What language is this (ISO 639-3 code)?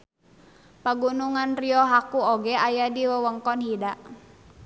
sun